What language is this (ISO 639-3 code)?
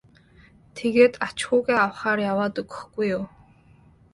mon